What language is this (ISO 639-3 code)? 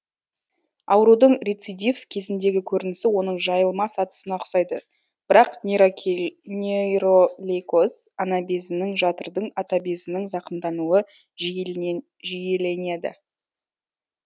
kaz